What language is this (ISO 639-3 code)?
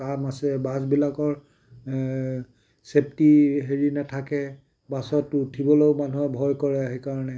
asm